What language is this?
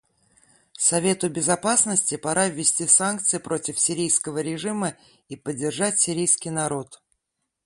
Russian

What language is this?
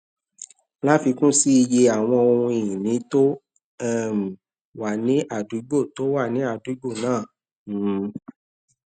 Yoruba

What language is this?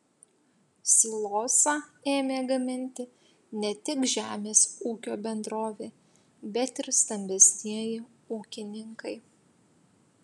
Lithuanian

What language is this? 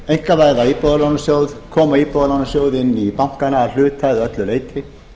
Icelandic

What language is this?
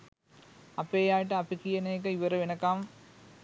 Sinhala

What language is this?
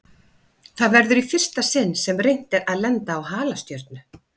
Icelandic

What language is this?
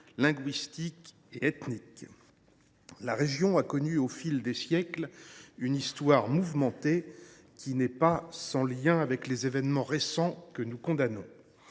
French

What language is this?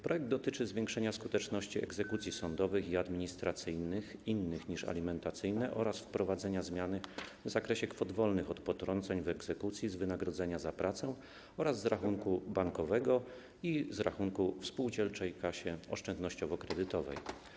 Polish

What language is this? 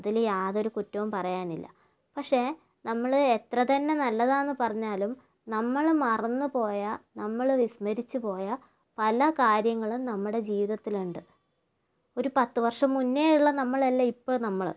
Malayalam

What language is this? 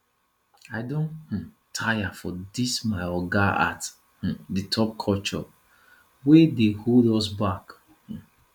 Nigerian Pidgin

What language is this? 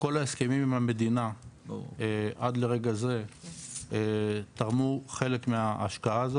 Hebrew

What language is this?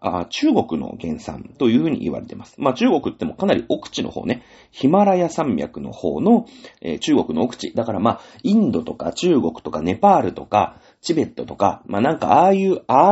Japanese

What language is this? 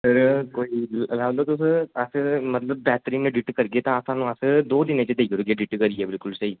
Dogri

